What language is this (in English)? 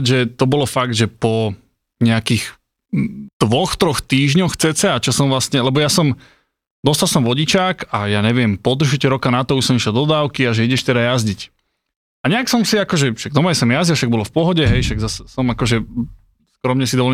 Slovak